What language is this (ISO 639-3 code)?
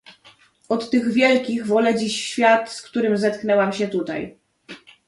pol